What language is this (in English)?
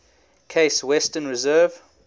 English